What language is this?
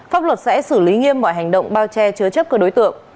Vietnamese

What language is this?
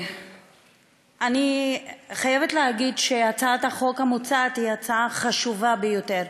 Hebrew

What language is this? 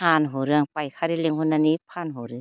Bodo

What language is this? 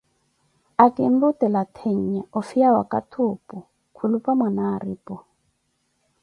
Koti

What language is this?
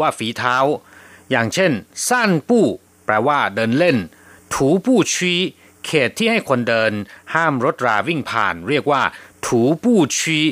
Thai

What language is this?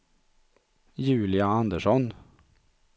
Swedish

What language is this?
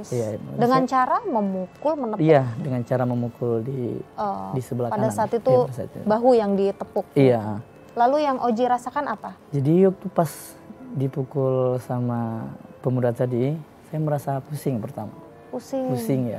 Indonesian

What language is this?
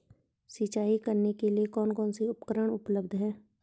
Hindi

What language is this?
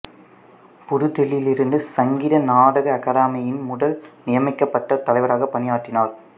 Tamil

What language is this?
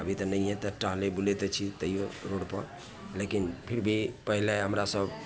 Maithili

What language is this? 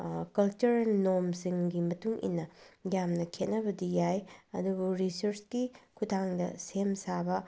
Manipuri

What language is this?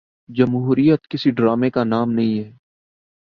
Urdu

